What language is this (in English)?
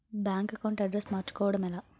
Telugu